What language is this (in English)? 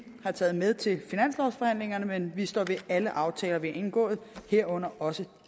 Danish